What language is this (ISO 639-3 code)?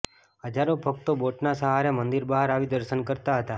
guj